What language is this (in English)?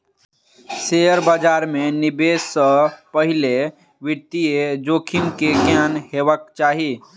Maithili